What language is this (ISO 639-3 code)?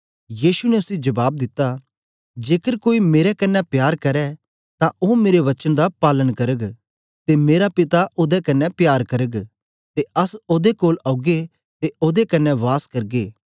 doi